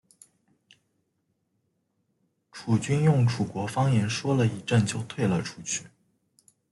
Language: Chinese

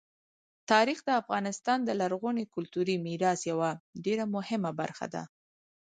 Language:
Pashto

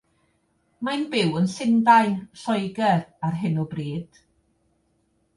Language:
Welsh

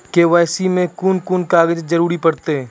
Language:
Maithili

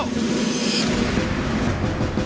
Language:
Thai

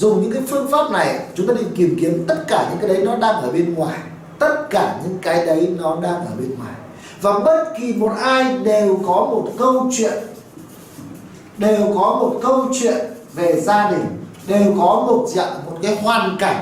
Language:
Vietnamese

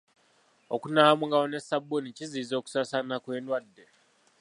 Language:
Ganda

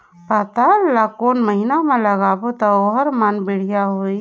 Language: Chhattisgarhi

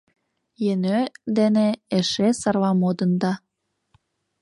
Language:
Mari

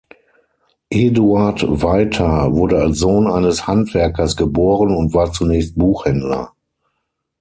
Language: German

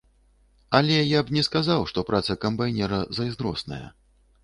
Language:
Belarusian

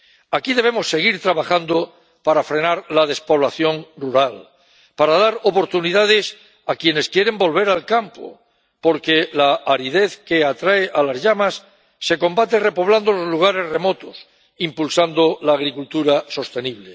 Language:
Spanish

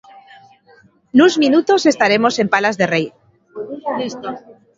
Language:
Galician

